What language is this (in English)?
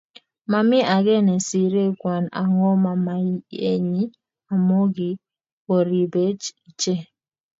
Kalenjin